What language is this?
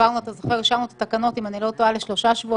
Hebrew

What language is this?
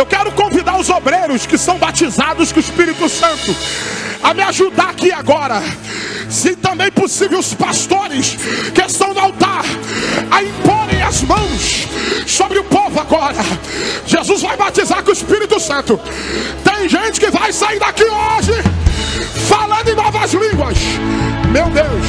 Portuguese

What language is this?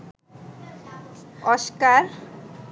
Bangla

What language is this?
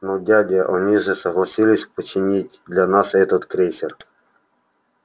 Russian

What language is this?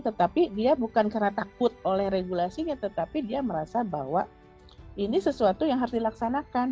Indonesian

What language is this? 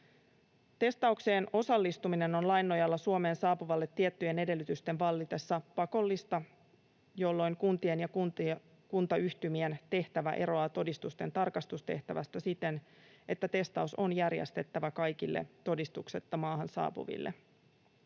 Finnish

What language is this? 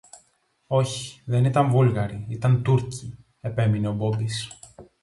Greek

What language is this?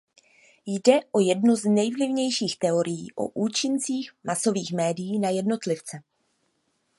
Czech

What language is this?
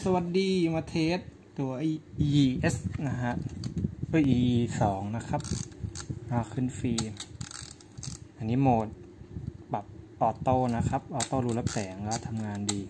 Thai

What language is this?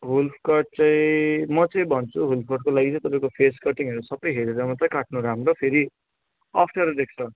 Nepali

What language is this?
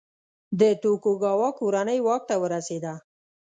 Pashto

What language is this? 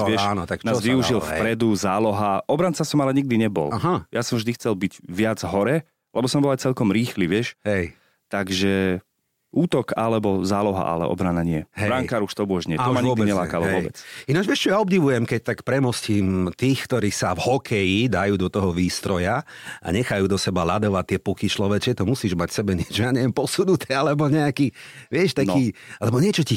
Slovak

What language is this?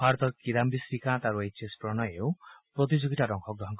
Assamese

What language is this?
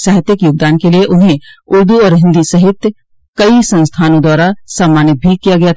Hindi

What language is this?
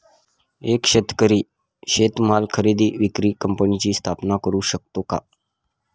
Marathi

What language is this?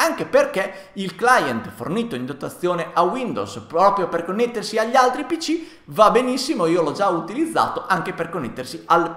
Italian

